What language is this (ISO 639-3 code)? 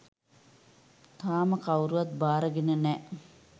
sin